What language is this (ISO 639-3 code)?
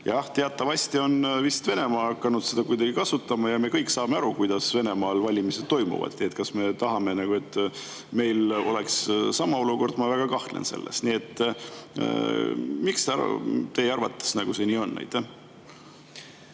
est